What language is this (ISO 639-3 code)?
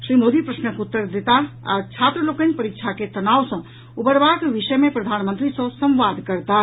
mai